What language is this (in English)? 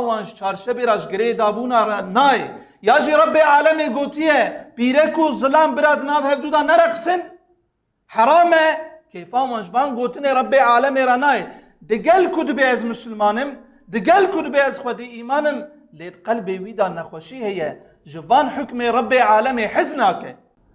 Turkish